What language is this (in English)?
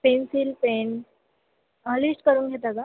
Marathi